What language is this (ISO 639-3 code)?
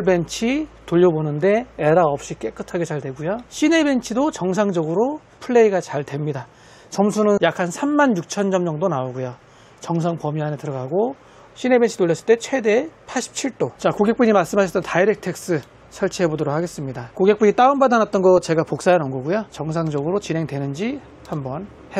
kor